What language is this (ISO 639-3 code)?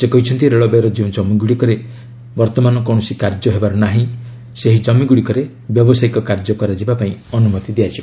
ori